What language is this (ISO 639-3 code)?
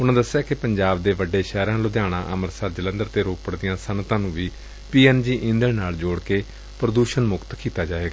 pan